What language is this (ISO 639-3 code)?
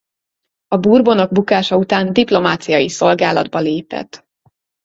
hun